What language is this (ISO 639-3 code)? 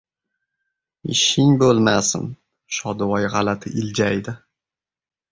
uzb